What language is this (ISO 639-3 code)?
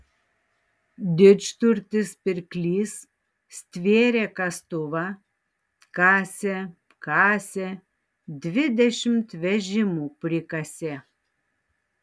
lit